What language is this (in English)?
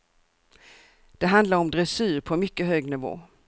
Swedish